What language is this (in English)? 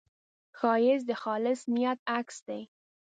Pashto